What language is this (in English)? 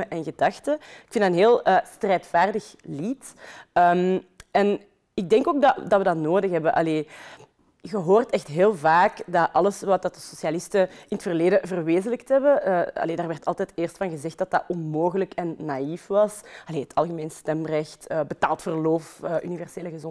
Dutch